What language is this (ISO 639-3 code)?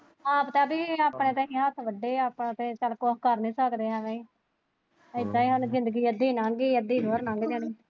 pan